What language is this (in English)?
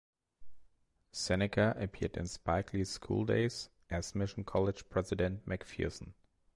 English